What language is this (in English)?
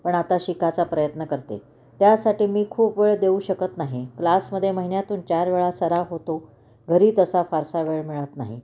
Marathi